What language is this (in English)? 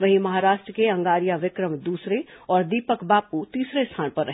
Hindi